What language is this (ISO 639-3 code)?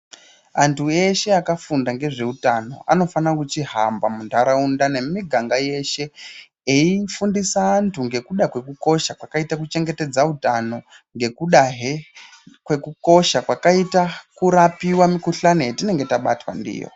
ndc